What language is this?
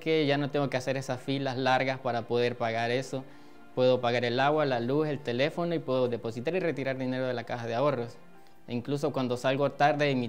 Spanish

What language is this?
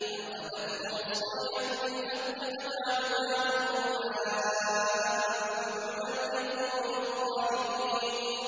Arabic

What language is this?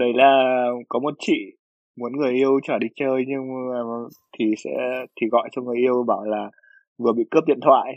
Vietnamese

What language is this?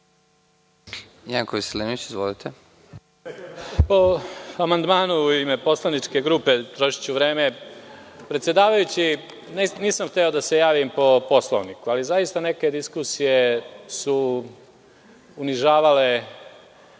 Serbian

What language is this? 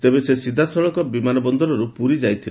Odia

